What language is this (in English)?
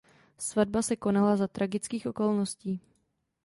Czech